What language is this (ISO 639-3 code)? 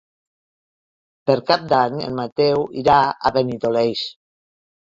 cat